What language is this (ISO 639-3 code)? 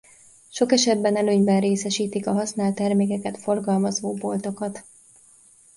hun